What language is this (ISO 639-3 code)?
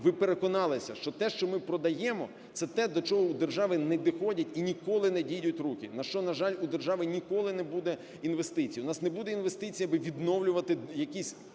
ukr